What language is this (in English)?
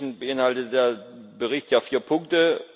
German